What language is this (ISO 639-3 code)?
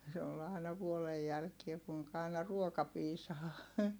fin